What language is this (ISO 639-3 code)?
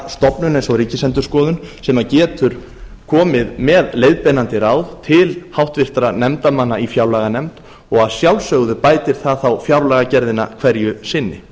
isl